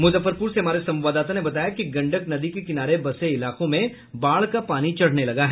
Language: Hindi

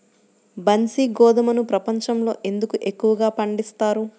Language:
Telugu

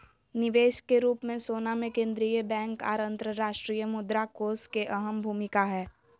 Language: Magahi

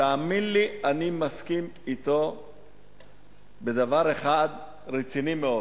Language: Hebrew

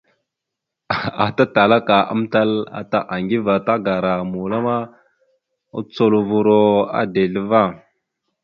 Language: Mada (Cameroon)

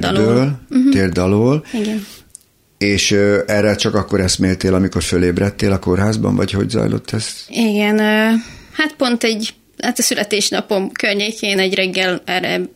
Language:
Hungarian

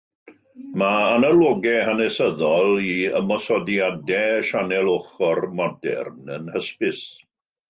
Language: Welsh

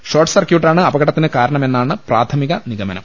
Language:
Malayalam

